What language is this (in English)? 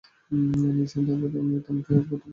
Bangla